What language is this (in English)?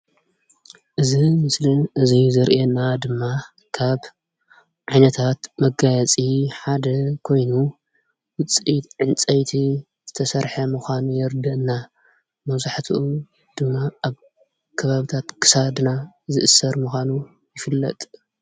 Tigrinya